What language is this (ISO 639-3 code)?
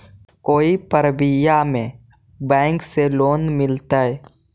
mag